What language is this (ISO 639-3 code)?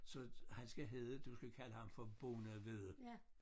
dan